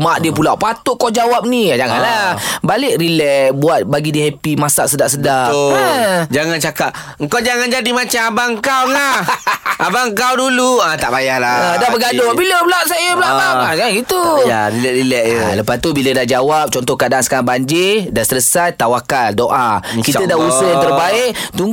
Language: Malay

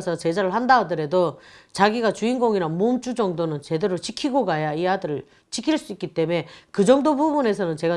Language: Korean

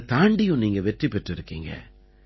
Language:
Tamil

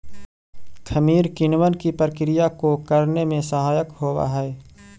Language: Magahi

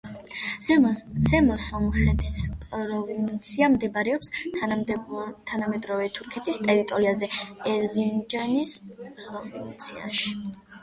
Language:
Georgian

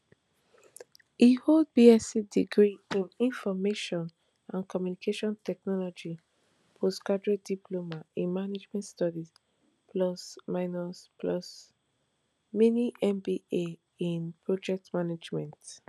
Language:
Nigerian Pidgin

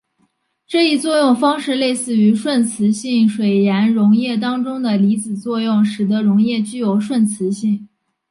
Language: Chinese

